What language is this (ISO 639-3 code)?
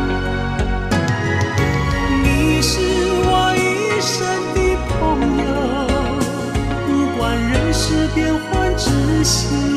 zho